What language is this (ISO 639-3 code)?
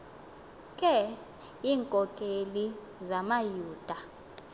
xho